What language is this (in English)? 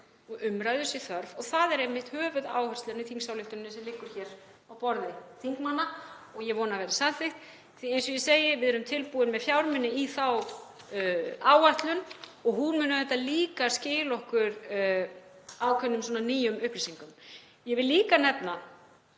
Icelandic